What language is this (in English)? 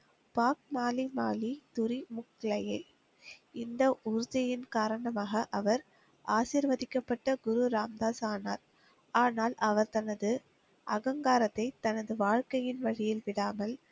Tamil